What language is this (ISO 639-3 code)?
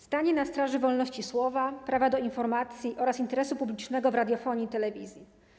pol